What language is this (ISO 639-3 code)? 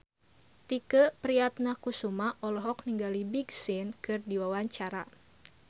sun